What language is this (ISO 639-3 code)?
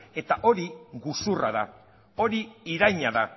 eus